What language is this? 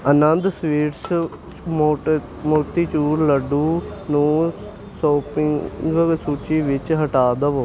Punjabi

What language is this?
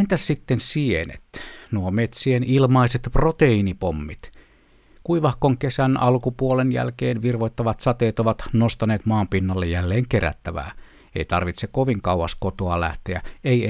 Finnish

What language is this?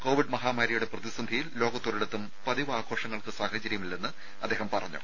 Malayalam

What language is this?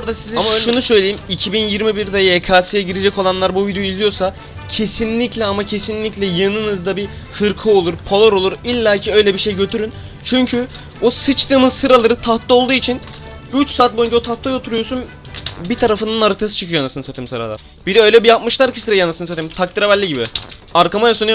Turkish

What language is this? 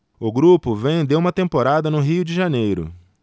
Portuguese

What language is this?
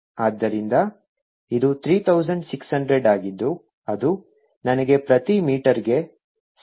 Kannada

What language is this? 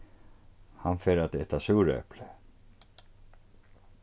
Faroese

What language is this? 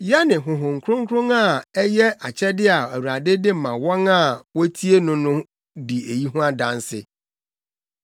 Akan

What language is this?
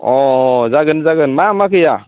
Bodo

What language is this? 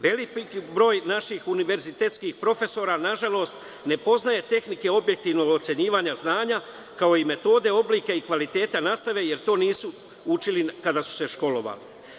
Serbian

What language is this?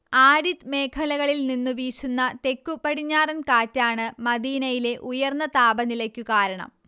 Malayalam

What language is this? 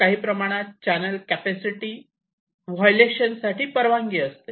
Marathi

